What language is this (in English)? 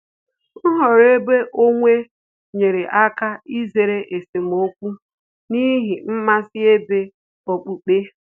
Igbo